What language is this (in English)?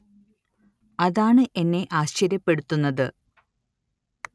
Malayalam